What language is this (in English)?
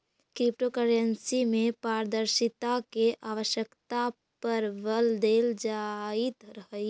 Magahi